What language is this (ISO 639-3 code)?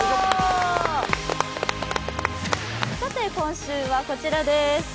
jpn